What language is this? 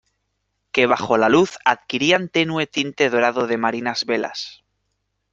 Spanish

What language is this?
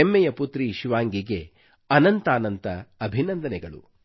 Kannada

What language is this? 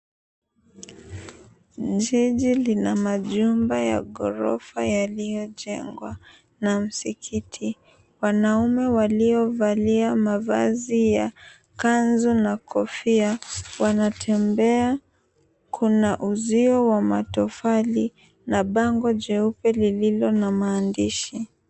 Swahili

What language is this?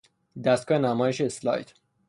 Persian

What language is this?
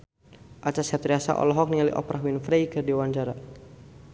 Sundanese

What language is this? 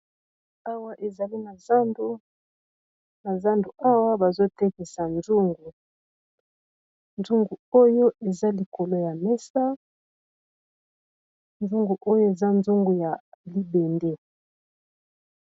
Lingala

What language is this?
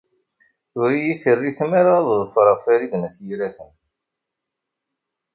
Kabyle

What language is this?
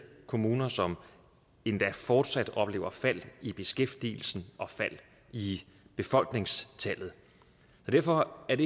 Danish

